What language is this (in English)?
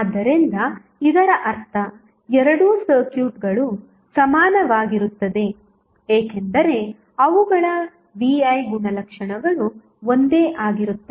Kannada